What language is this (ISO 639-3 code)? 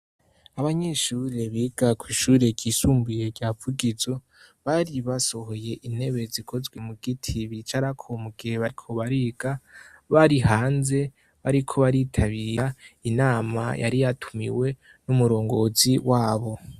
run